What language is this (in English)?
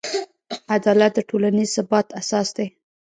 Pashto